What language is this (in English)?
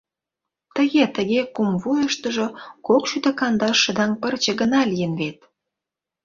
Mari